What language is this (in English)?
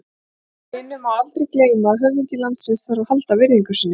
Icelandic